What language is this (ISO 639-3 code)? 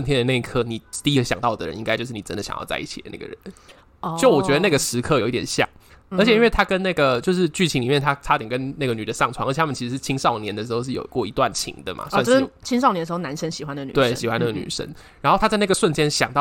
zho